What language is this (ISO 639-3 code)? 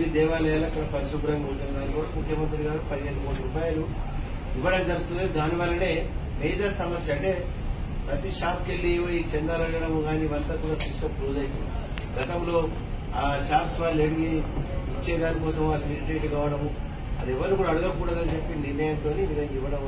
spa